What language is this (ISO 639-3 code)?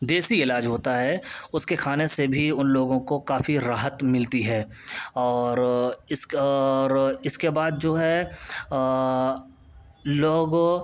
urd